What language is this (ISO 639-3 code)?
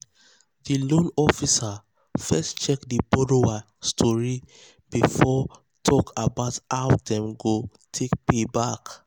pcm